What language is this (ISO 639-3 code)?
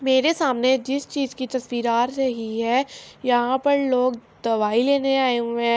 urd